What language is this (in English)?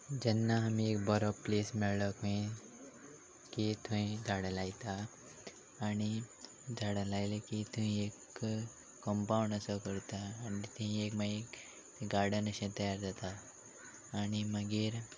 Konkani